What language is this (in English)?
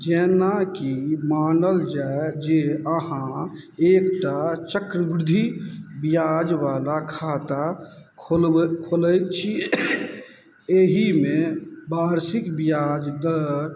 Maithili